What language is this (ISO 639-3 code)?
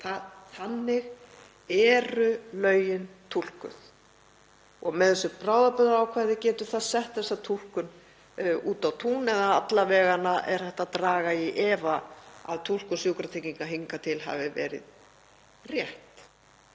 isl